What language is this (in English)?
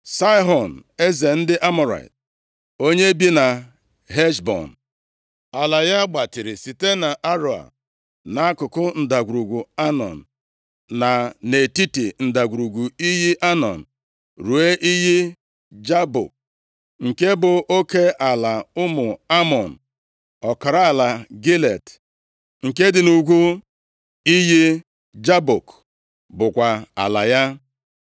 Igbo